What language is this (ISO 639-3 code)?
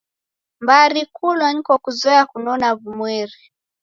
dav